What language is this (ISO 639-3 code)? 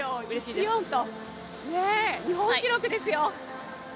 jpn